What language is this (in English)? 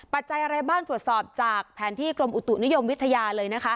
Thai